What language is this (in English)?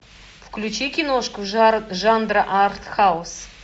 Russian